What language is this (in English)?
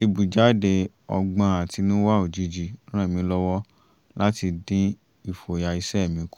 Yoruba